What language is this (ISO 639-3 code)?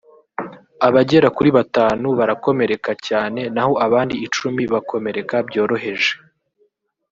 kin